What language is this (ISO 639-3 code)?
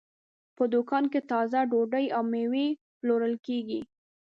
pus